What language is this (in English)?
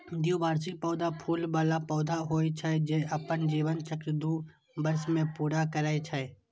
Maithili